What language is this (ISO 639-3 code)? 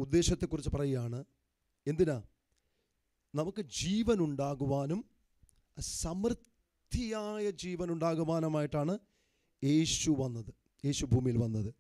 tur